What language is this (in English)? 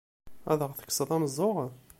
Kabyle